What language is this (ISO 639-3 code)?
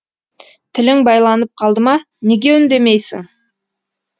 kaz